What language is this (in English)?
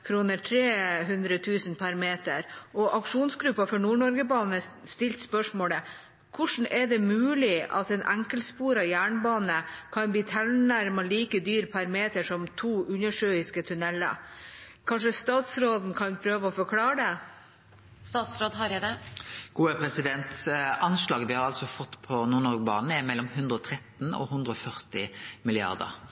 Norwegian